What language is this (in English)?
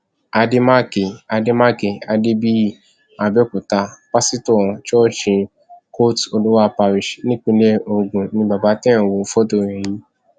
Yoruba